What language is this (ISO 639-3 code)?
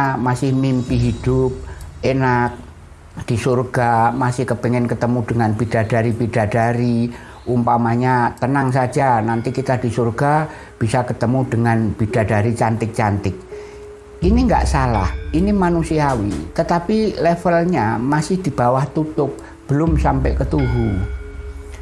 ind